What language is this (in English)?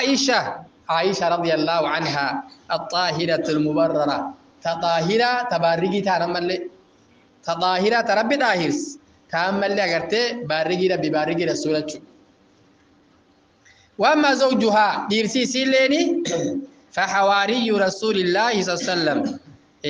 Arabic